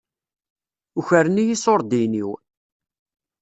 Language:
Kabyle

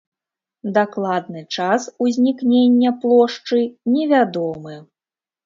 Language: Belarusian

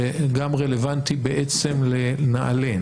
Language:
Hebrew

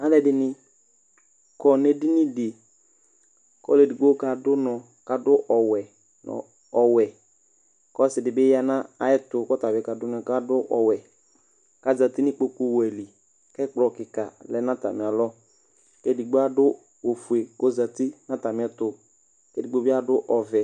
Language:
Ikposo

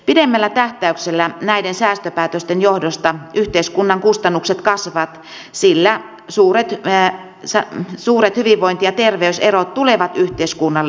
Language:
Finnish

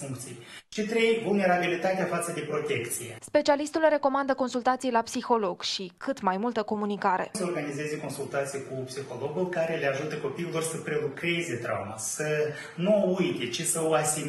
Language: Romanian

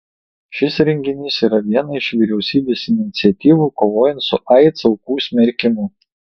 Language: Lithuanian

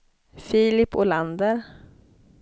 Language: Swedish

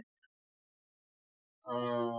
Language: Assamese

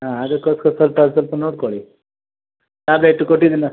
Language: Kannada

